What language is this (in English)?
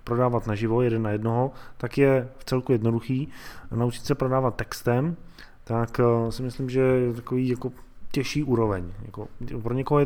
Czech